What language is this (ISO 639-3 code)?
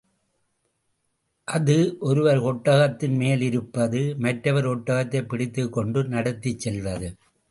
tam